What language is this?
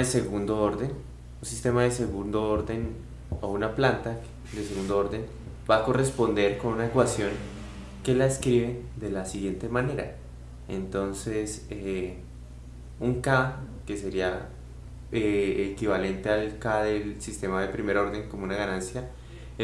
Spanish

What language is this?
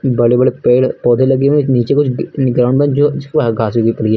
Hindi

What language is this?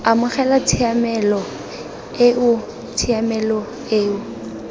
Tswana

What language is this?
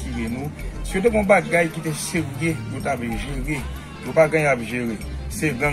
French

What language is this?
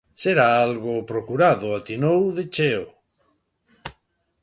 Galician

